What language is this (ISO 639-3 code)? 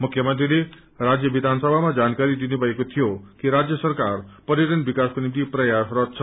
nep